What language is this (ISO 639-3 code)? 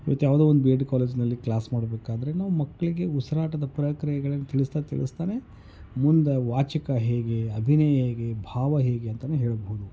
kan